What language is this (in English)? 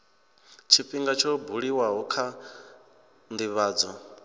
Venda